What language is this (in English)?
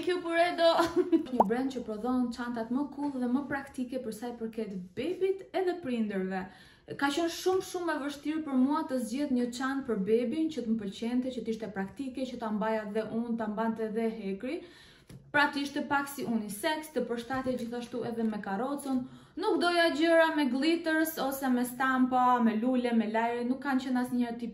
Romanian